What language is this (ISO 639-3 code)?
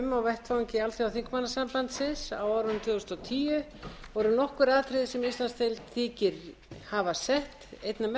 isl